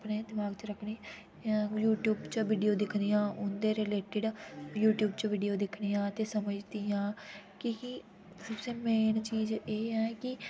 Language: Dogri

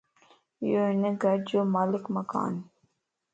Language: Lasi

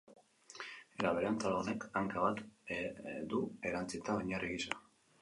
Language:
Basque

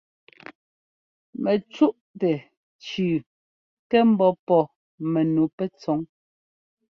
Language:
Ngomba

